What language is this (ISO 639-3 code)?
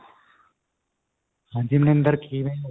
pan